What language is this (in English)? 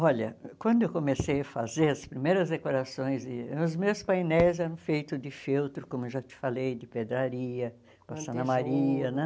Portuguese